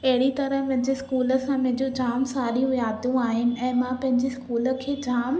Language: Sindhi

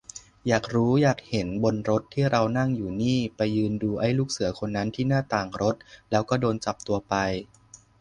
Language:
Thai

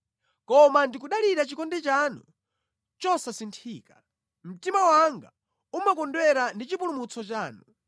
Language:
Nyanja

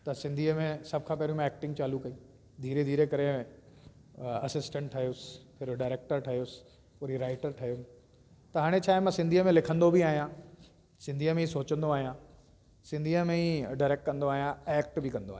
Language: Sindhi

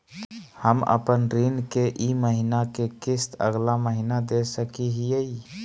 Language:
Magahi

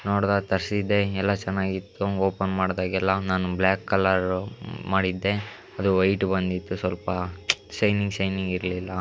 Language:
Kannada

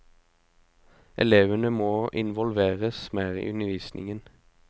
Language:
Norwegian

